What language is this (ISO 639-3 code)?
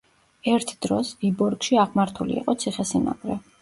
kat